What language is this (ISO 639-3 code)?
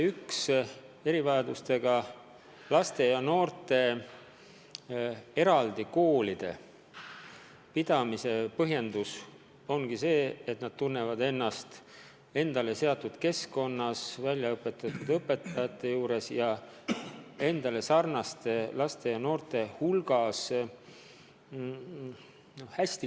est